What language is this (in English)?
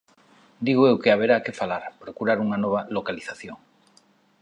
Galician